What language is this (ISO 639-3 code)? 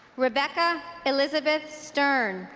eng